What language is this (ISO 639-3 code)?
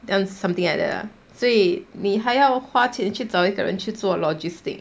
eng